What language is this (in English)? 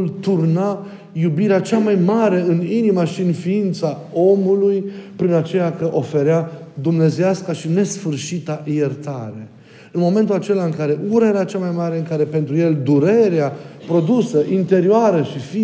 Romanian